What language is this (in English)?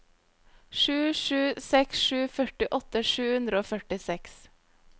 Norwegian